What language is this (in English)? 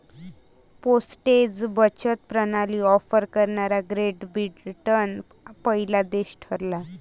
Marathi